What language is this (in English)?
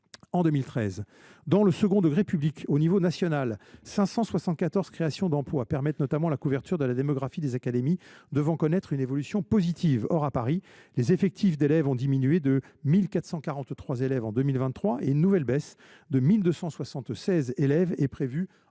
French